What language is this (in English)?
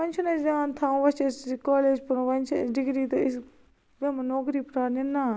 Kashmiri